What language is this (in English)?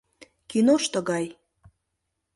Mari